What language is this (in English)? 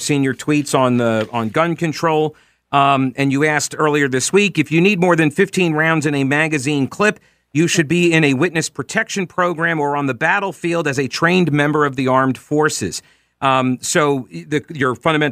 English